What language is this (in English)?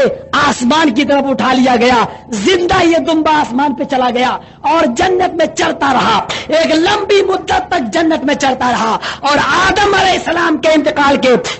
Urdu